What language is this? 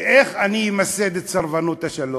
Hebrew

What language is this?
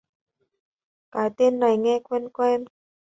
Vietnamese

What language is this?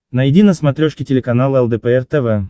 Russian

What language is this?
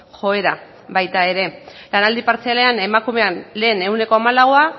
Basque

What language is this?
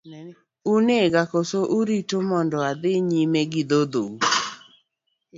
Luo (Kenya and Tanzania)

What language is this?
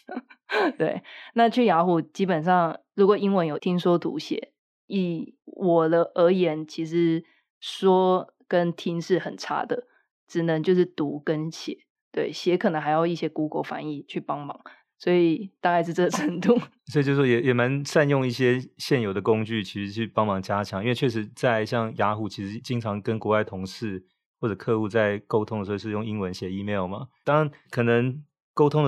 Chinese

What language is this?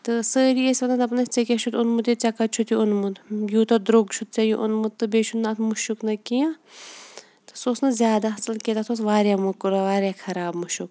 Kashmiri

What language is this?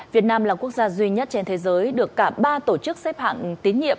Vietnamese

